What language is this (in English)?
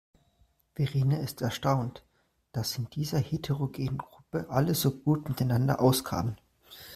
German